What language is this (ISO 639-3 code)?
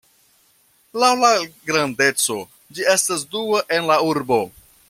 epo